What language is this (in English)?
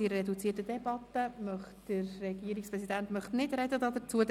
Swiss German